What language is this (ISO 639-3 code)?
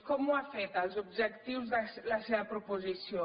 cat